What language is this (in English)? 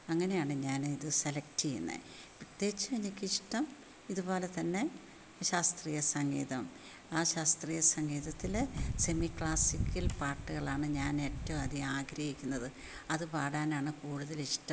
Malayalam